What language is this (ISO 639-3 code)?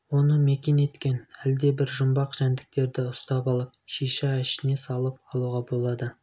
kaz